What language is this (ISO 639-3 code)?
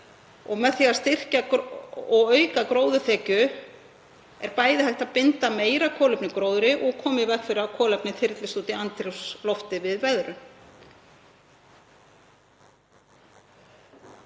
isl